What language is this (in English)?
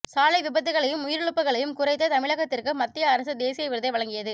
Tamil